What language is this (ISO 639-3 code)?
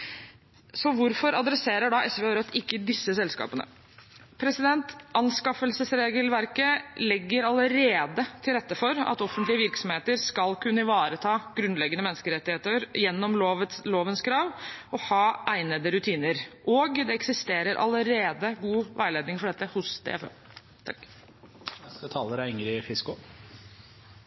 nor